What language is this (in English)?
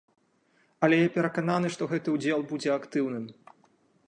Belarusian